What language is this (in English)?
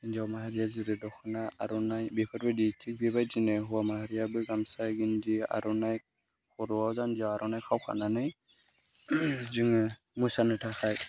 Bodo